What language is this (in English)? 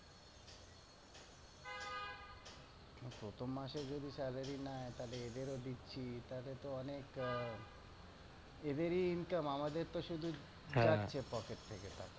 Bangla